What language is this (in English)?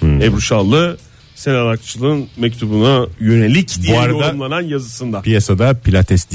Turkish